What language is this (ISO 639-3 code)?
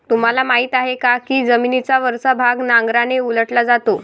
mar